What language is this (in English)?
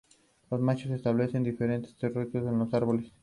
Spanish